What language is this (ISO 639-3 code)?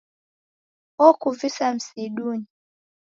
dav